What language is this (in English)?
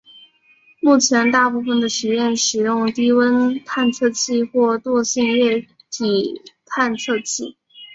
Chinese